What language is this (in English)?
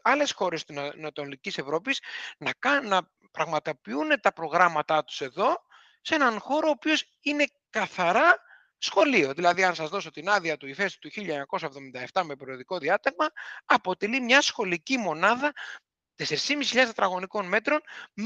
Greek